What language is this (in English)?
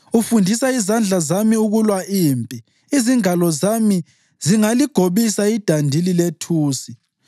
North Ndebele